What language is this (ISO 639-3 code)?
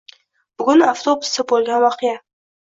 uzb